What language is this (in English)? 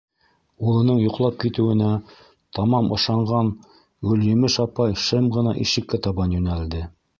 Bashkir